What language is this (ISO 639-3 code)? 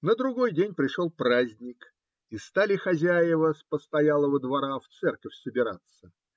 rus